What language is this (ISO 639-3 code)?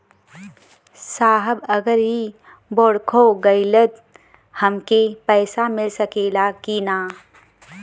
bho